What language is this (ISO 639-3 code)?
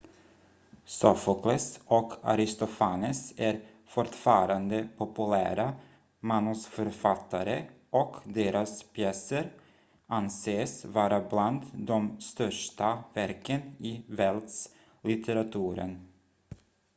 swe